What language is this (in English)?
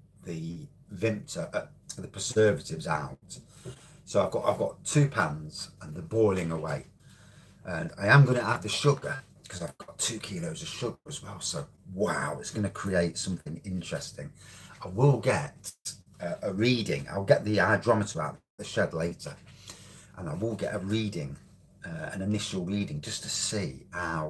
English